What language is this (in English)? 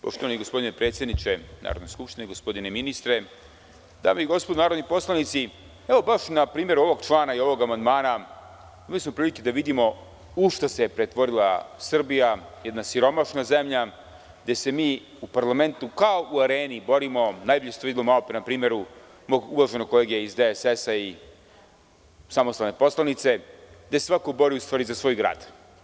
Serbian